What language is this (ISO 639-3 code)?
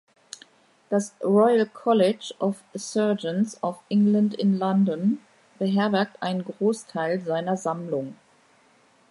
deu